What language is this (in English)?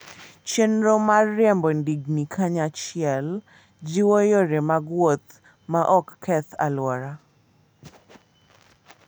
Luo (Kenya and Tanzania)